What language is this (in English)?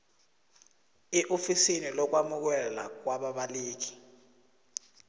South Ndebele